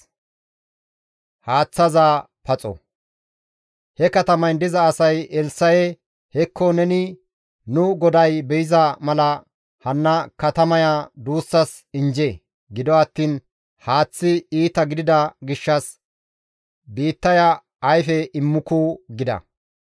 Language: Gamo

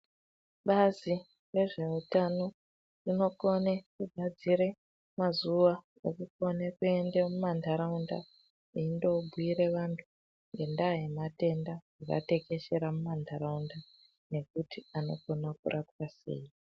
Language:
Ndau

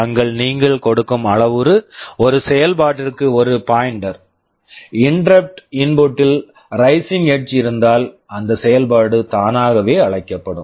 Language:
Tamil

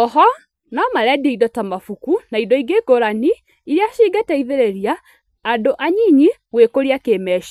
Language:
Kikuyu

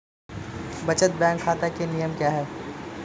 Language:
Hindi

